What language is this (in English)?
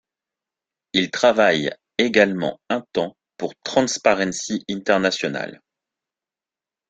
French